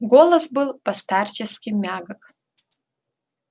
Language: Russian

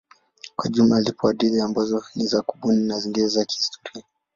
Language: Swahili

